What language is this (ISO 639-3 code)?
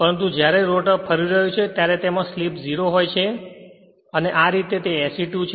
guj